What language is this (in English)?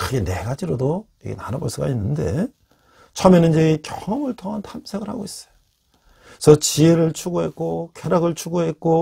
Korean